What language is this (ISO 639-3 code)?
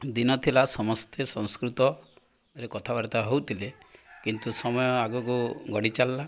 ori